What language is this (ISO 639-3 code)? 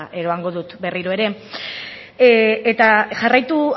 eus